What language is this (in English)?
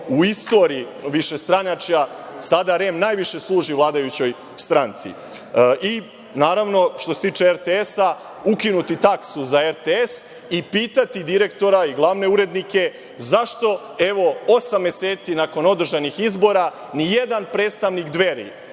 Serbian